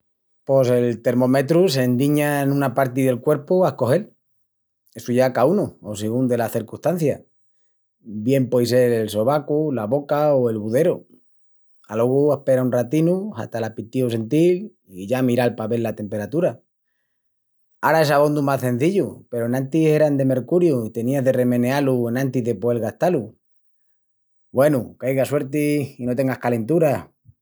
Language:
Extremaduran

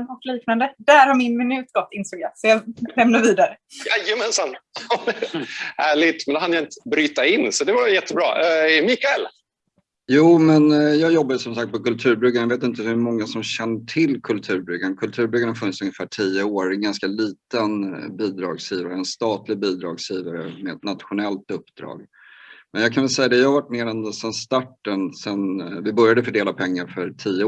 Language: Swedish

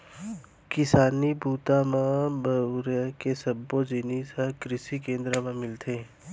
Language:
Chhattisgarhi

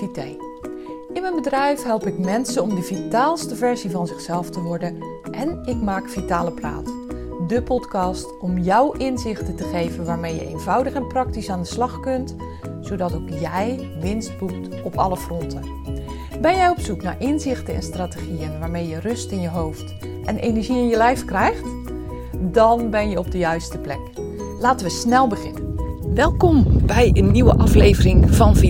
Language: Dutch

